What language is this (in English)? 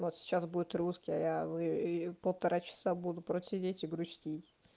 Russian